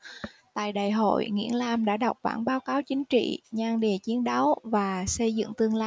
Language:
Vietnamese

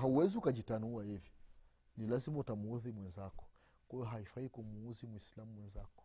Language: Swahili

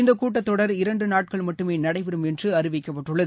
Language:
Tamil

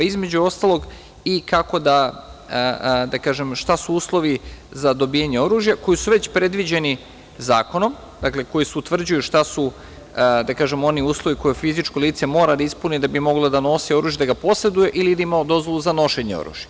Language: Serbian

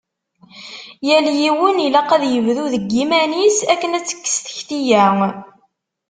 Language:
Kabyle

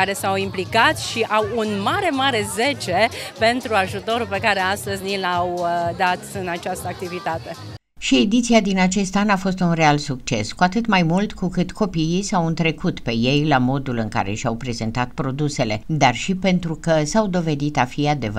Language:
Romanian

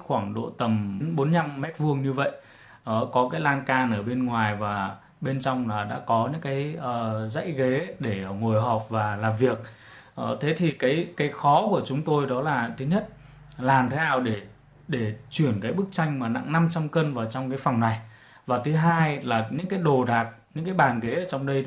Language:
Vietnamese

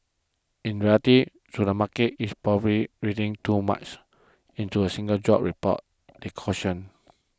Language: English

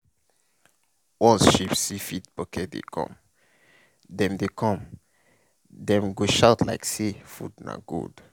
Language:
Nigerian Pidgin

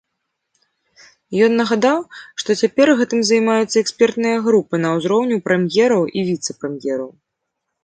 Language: Belarusian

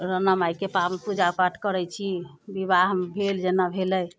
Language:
Maithili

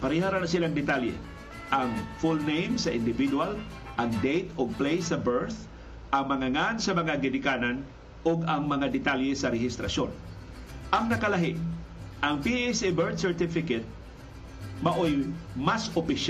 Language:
Filipino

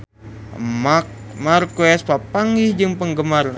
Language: Sundanese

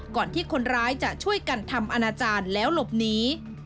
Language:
Thai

